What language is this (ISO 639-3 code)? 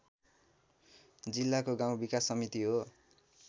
nep